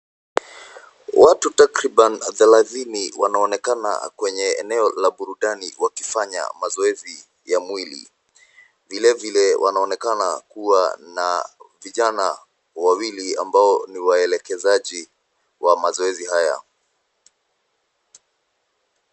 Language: Swahili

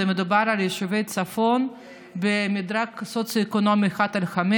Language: Hebrew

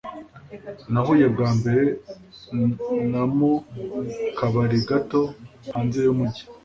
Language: Kinyarwanda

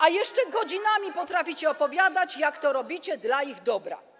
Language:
Polish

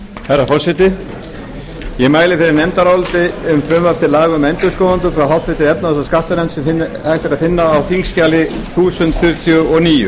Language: Icelandic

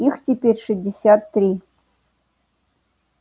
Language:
Russian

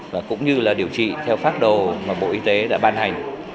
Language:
Vietnamese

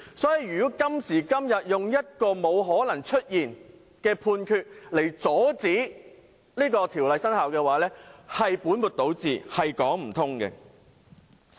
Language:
Cantonese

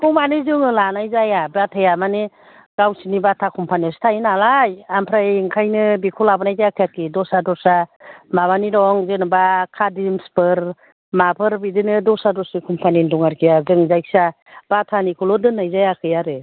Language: Bodo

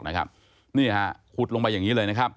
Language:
Thai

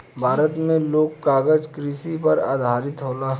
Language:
Bhojpuri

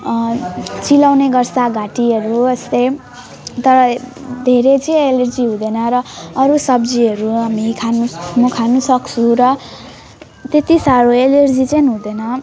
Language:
Nepali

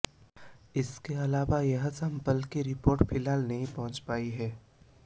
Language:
Hindi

